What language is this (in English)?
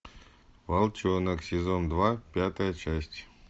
Russian